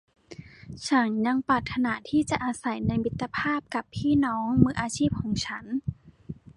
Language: Thai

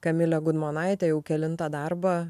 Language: Lithuanian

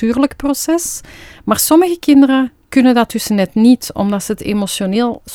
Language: Dutch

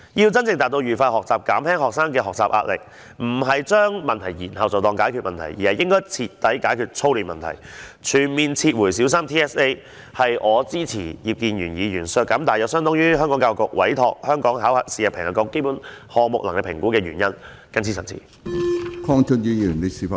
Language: Cantonese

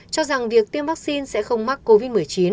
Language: Vietnamese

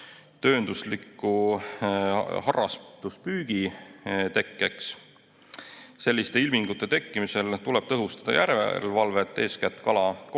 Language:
Estonian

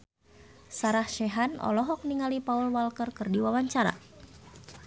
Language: Sundanese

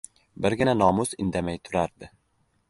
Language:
Uzbek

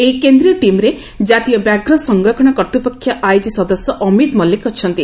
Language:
Odia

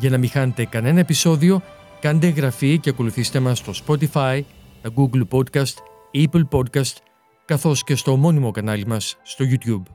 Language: Greek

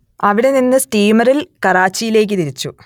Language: Malayalam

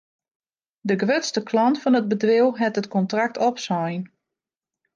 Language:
Western Frisian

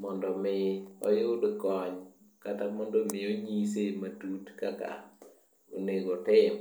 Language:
Luo (Kenya and Tanzania)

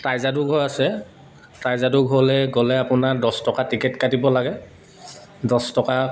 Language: Assamese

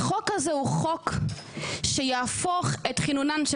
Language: Hebrew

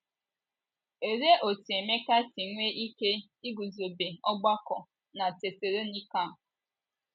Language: Igbo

